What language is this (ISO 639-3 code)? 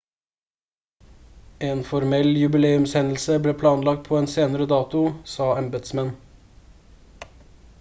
nob